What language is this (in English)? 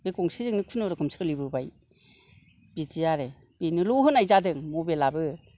Bodo